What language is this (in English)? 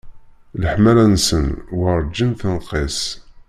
Kabyle